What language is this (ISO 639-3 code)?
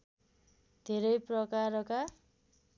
nep